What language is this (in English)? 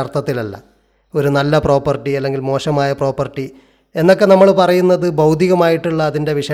Malayalam